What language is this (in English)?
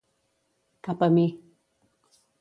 Catalan